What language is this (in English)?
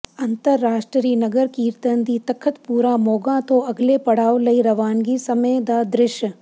Punjabi